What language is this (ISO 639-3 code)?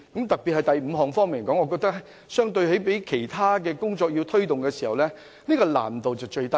yue